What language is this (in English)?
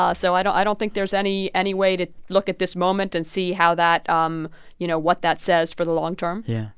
English